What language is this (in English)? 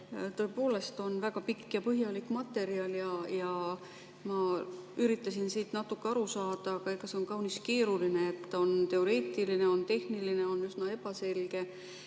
Estonian